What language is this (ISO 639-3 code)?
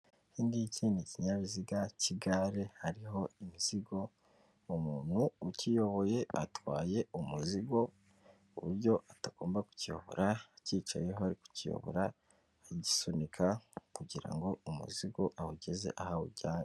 kin